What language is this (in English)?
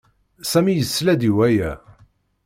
Kabyle